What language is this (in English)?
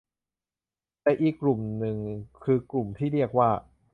Thai